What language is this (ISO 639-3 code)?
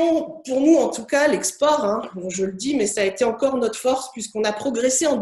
fra